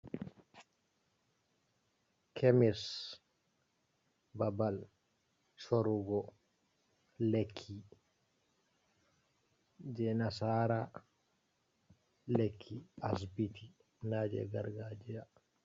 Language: Fula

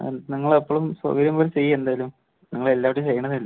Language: Malayalam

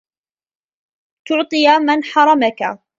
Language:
Arabic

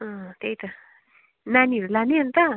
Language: Nepali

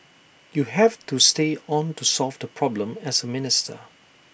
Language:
English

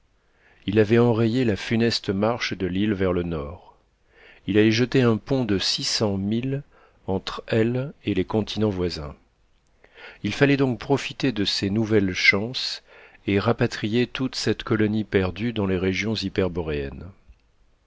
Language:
French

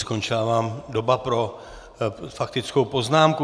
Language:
Czech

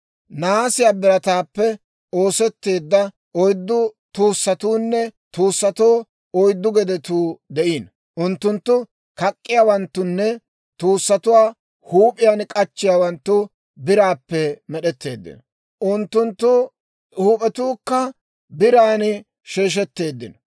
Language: Dawro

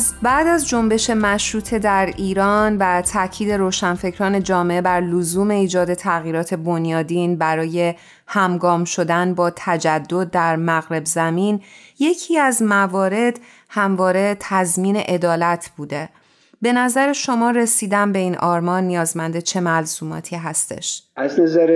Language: Persian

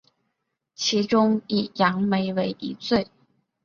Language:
Chinese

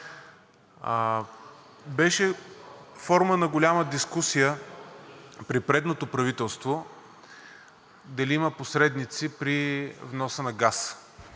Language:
Bulgarian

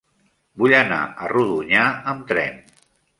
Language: Catalan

